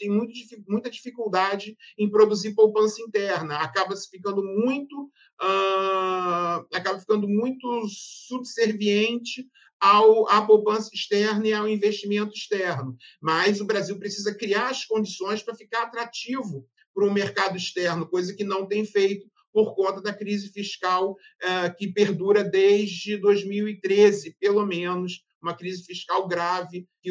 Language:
Portuguese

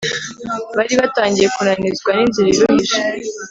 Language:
Kinyarwanda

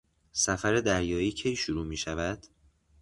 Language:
Persian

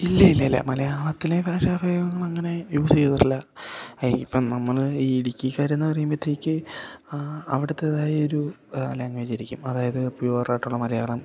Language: Malayalam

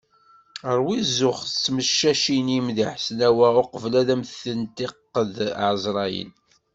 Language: Kabyle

